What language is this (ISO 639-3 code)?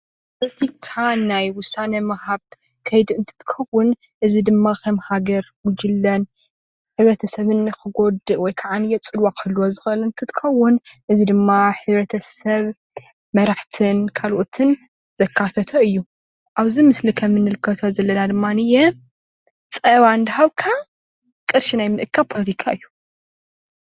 tir